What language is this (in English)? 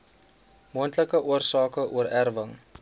Afrikaans